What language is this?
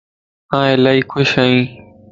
Lasi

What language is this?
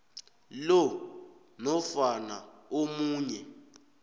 South Ndebele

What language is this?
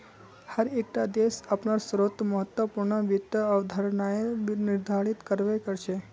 Magahi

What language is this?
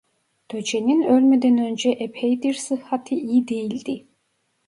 Turkish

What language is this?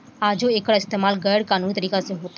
Bhojpuri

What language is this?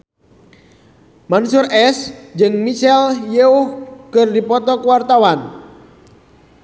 Sundanese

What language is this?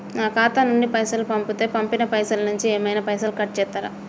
Telugu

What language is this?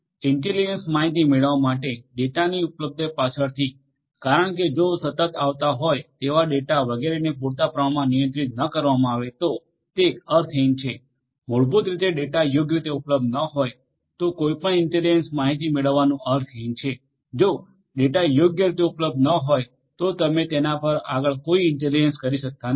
Gujarati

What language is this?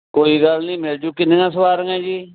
Punjabi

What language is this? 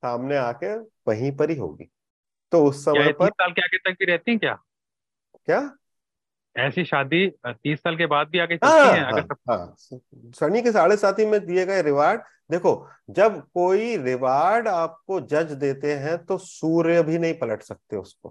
Hindi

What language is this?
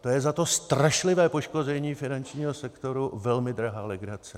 Czech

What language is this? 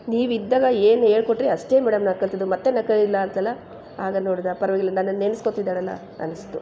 Kannada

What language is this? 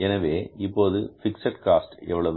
Tamil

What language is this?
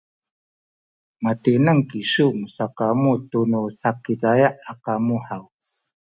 Sakizaya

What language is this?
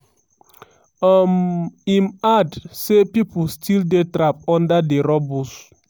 Nigerian Pidgin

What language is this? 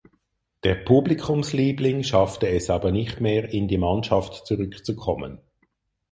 German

